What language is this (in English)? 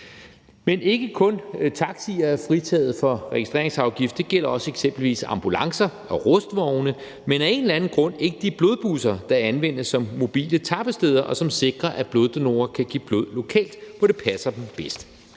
Danish